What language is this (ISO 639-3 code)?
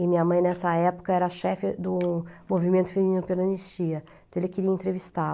por